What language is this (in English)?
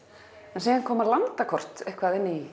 Icelandic